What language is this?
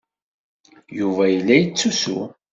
Kabyle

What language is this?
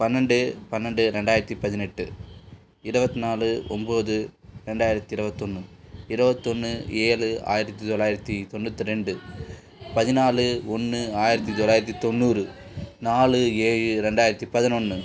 Tamil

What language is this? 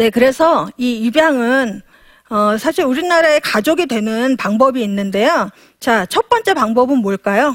Korean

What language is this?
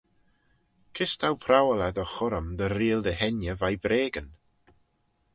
Manx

